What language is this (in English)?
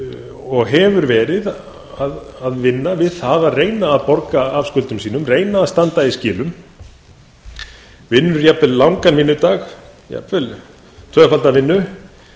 Icelandic